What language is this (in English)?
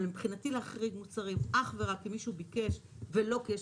Hebrew